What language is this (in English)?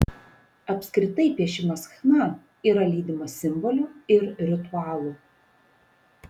Lithuanian